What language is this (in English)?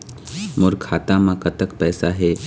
Chhattisgarhi